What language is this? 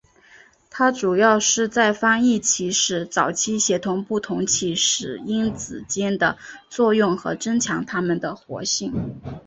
Chinese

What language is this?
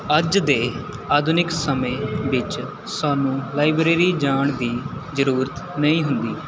Punjabi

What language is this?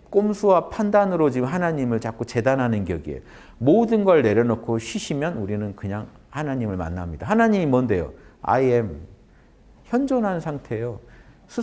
Korean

